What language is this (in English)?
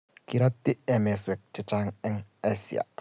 Kalenjin